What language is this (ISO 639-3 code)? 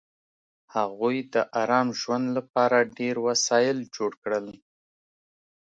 pus